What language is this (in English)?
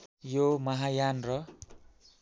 Nepali